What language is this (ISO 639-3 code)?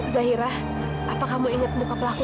ind